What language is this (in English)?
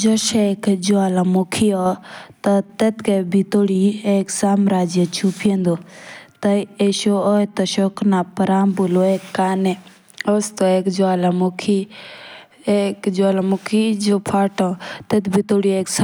Jaunsari